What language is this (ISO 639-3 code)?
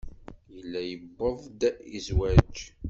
kab